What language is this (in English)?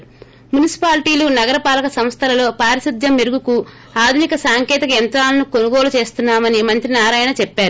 Telugu